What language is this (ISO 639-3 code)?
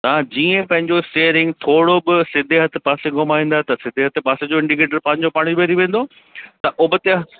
snd